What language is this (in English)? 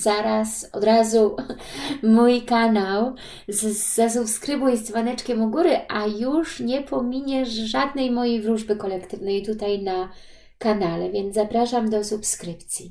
Polish